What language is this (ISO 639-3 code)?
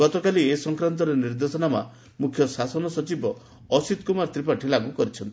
ori